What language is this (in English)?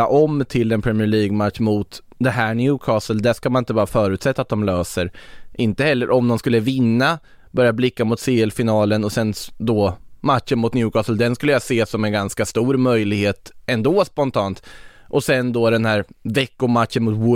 Swedish